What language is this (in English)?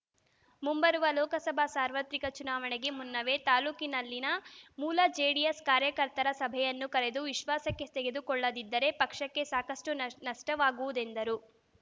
Kannada